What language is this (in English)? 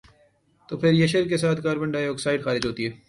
Urdu